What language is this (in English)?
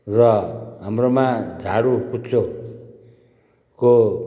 Nepali